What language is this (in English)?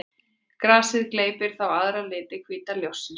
Icelandic